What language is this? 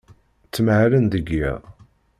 Kabyle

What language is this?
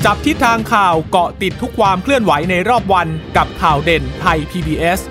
Thai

